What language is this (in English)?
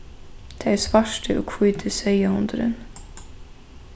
Faroese